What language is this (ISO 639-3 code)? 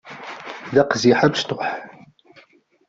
kab